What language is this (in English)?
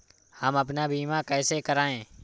Hindi